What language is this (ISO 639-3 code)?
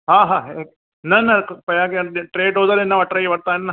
snd